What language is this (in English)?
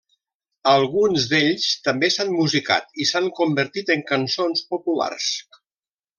Catalan